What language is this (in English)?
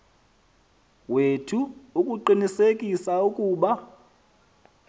Xhosa